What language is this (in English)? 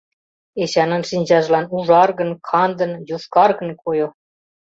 Mari